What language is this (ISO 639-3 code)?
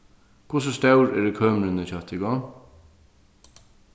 fao